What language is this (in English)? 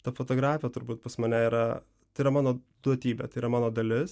Lithuanian